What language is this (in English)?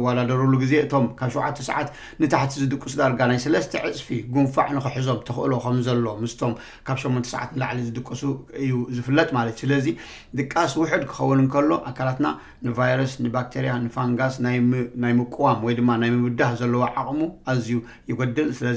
Arabic